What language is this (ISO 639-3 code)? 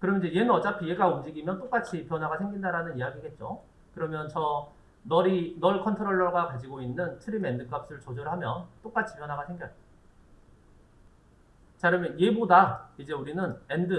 kor